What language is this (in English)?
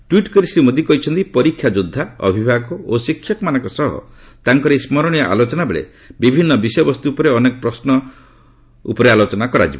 Odia